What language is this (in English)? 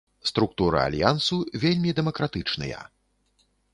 Belarusian